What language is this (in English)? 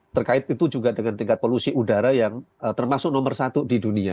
Indonesian